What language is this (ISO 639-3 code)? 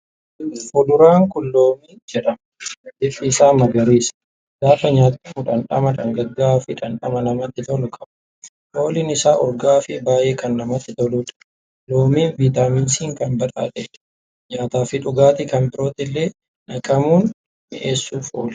orm